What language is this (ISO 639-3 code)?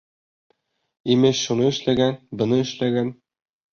bak